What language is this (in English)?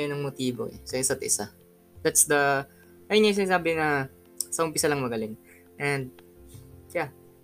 Filipino